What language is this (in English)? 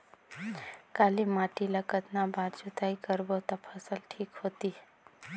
Chhattisgarhi